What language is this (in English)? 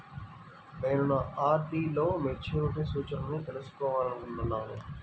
Telugu